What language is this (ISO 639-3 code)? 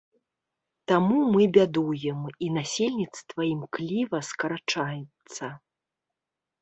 bel